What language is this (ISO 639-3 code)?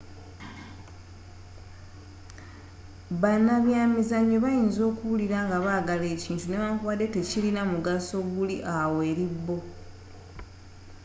lug